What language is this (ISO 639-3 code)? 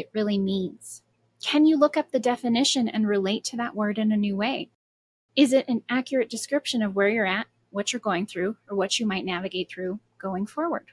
eng